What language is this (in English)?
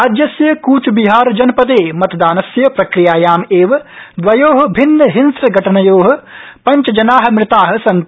Sanskrit